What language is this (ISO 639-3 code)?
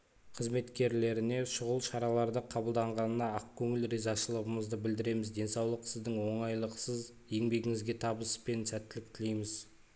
kaz